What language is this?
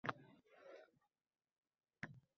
Uzbek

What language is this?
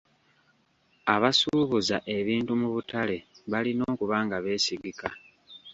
Ganda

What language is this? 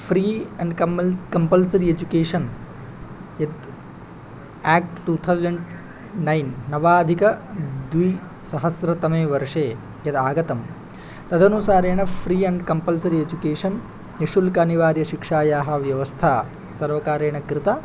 Sanskrit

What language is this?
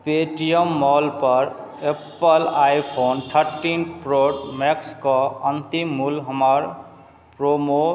Maithili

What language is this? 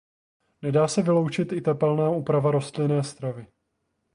Czech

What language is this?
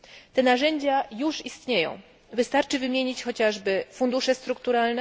Polish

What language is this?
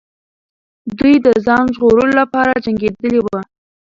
Pashto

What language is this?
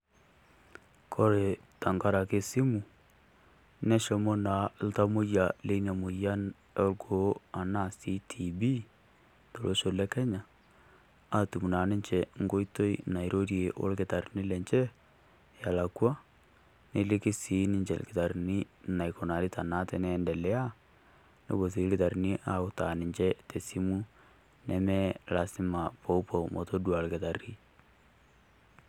Masai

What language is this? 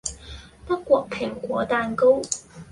Cantonese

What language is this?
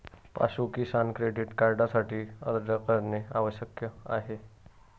Marathi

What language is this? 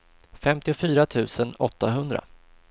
Swedish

